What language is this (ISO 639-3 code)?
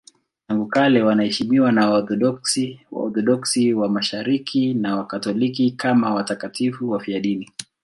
swa